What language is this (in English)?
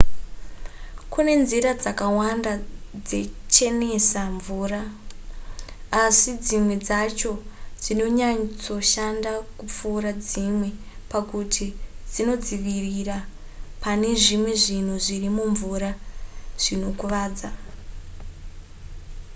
Shona